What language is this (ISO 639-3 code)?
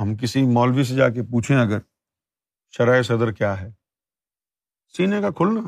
urd